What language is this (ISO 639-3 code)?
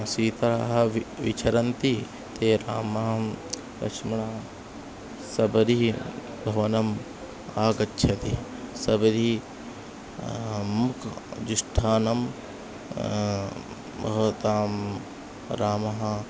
san